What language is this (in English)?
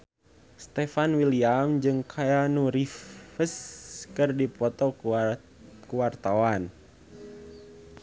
Sundanese